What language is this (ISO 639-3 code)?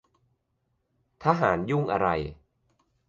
tha